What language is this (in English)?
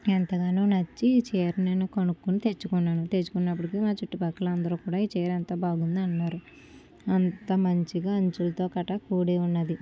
Telugu